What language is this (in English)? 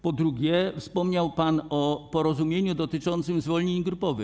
Polish